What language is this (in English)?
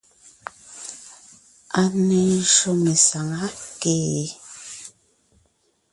Ngiemboon